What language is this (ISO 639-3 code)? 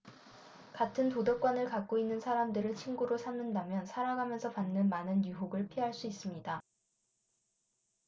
kor